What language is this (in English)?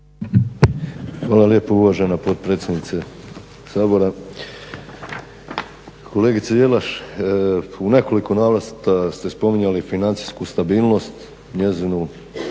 Croatian